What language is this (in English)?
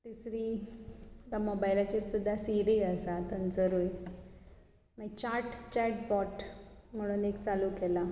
Konkani